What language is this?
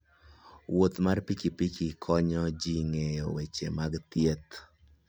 Luo (Kenya and Tanzania)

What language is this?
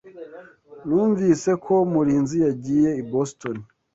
Kinyarwanda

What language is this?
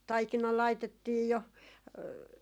Finnish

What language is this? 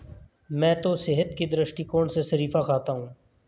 Hindi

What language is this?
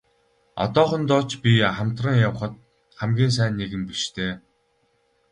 Mongolian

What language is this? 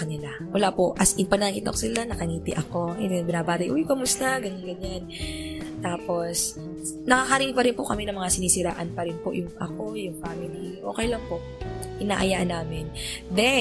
Filipino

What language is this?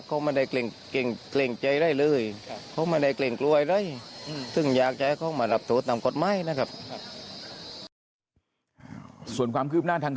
Thai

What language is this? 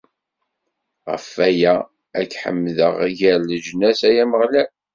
Kabyle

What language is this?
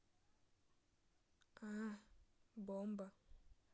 Russian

